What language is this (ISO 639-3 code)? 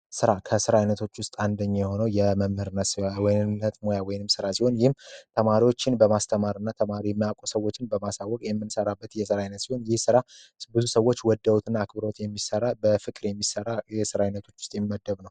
amh